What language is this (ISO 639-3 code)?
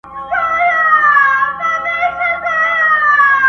pus